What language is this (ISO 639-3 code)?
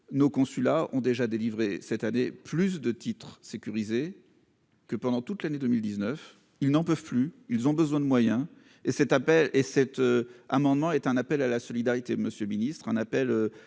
fra